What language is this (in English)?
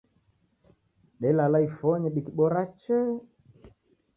Taita